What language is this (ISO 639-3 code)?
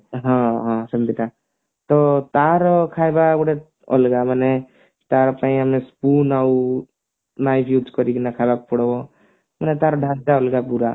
ori